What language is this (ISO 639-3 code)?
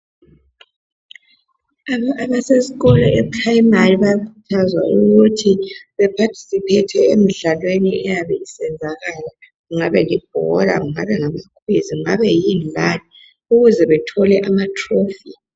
nde